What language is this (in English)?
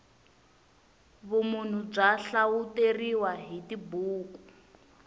Tsonga